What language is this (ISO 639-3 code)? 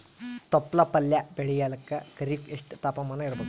kan